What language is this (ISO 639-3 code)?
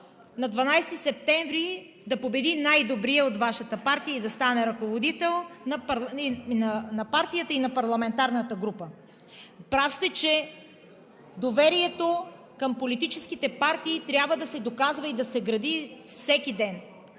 bul